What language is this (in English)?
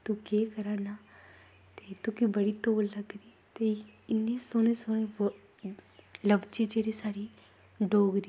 Dogri